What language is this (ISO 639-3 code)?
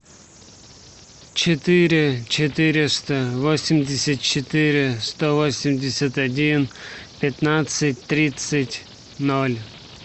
rus